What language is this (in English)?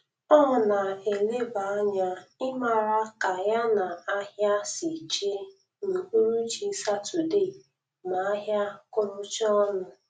Igbo